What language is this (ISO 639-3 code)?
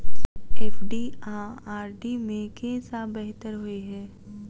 mai